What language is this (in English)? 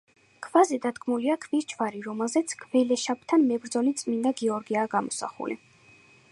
Georgian